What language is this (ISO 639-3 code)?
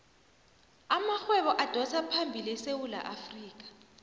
nbl